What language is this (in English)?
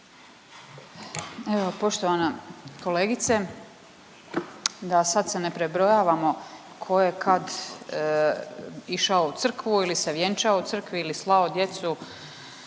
Croatian